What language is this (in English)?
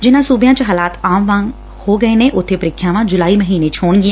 Punjabi